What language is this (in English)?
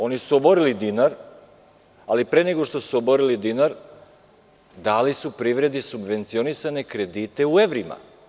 Serbian